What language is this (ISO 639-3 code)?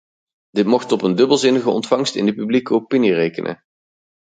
nld